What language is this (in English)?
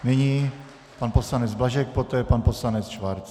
Czech